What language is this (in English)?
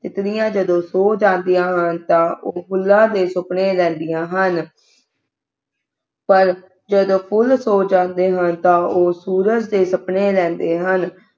Punjabi